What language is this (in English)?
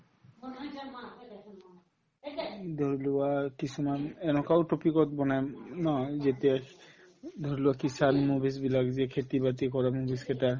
Assamese